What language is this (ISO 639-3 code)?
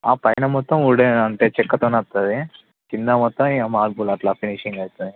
tel